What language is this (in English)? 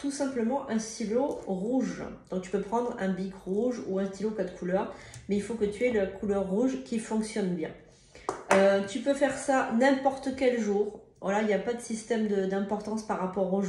French